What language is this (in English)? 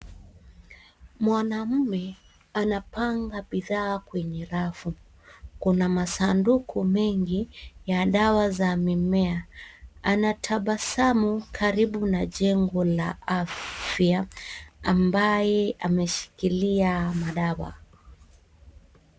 Swahili